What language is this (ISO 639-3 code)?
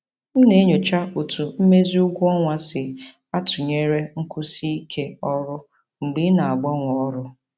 ibo